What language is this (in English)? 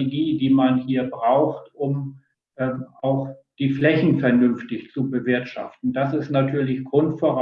German